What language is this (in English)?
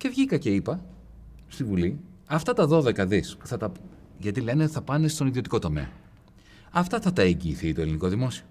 Greek